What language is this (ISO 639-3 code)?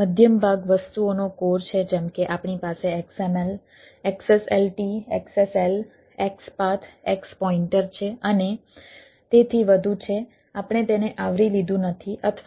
guj